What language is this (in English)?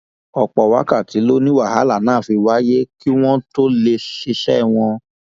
Yoruba